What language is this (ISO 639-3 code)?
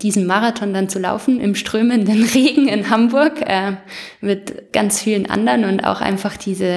deu